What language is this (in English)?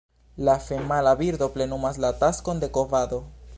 Esperanto